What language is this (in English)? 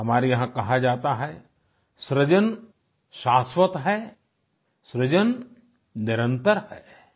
Hindi